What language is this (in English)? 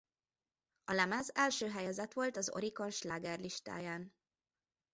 Hungarian